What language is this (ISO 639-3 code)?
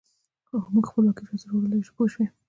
pus